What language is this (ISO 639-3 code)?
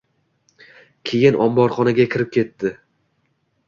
uzb